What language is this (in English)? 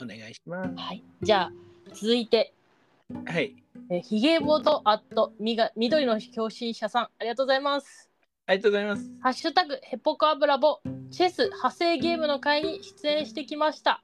Japanese